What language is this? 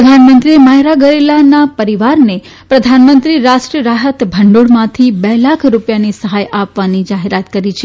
Gujarati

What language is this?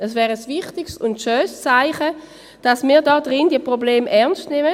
Swiss German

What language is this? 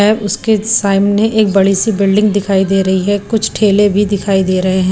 Hindi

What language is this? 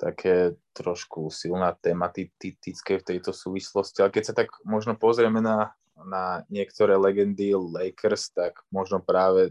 Slovak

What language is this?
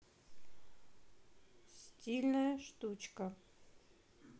Russian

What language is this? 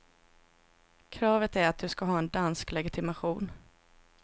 Swedish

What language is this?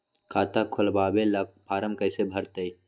Magahi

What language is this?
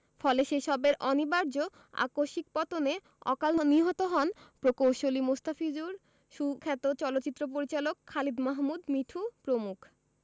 Bangla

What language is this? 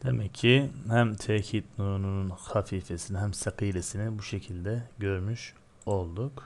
Turkish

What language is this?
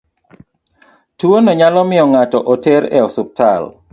Luo (Kenya and Tanzania)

